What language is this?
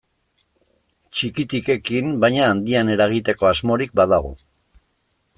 Basque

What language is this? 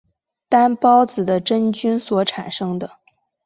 Chinese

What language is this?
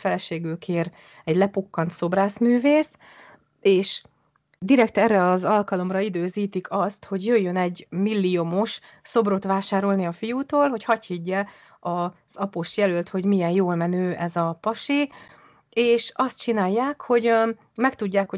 Hungarian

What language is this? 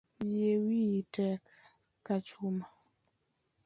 Luo (Kenya and Tanzania)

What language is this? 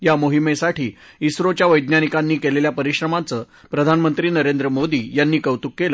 Marathi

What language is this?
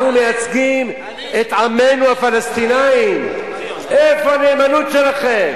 Hebrew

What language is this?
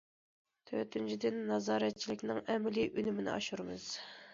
Uyghur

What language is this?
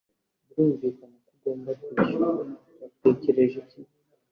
Kinyarwanda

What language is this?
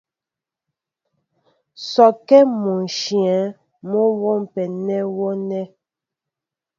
Mbo (Cameroon)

